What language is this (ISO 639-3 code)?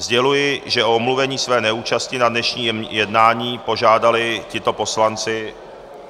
ces